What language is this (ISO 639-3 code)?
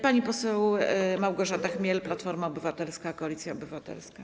pol